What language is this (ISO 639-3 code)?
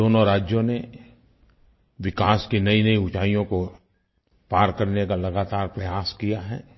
hin